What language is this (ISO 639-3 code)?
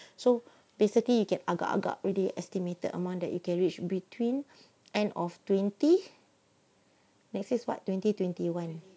eng